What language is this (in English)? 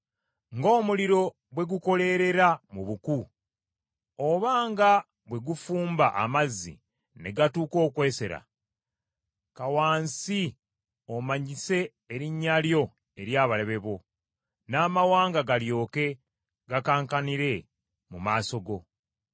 Ganda